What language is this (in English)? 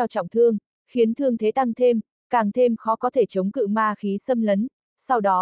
Vietnamese